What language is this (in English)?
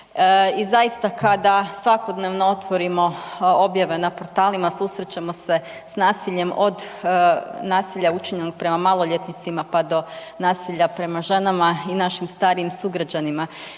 Croatian